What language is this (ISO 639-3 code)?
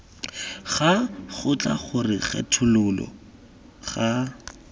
tsn